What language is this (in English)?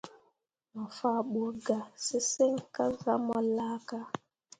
Mundang